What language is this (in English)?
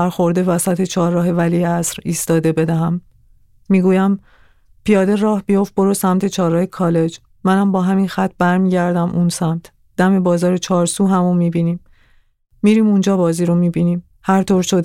Persian